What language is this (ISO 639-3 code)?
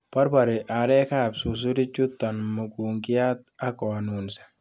kln